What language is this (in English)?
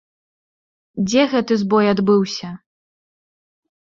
Belarusian